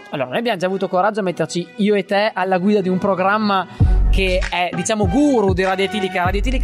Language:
Italian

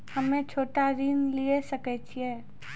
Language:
Maithili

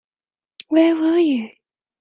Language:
English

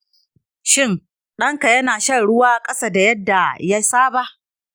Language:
Hausa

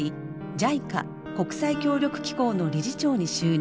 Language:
Japanese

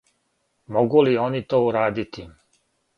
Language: Serbian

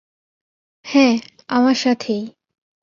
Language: Bangla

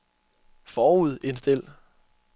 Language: Danish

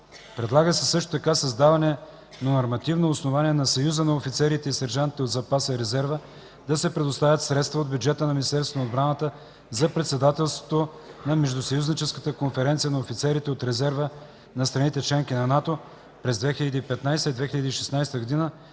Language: Bulgarian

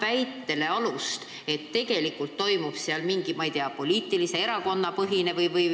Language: Estonian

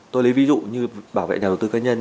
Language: Vietnamese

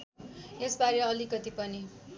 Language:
Nepali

